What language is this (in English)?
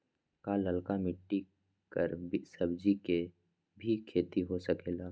Magahi